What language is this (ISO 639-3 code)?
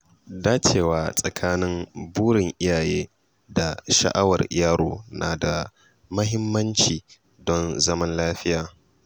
hau